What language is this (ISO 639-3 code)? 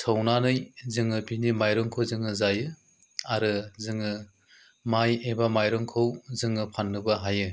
brx